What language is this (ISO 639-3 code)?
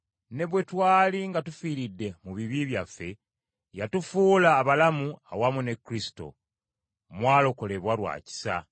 lug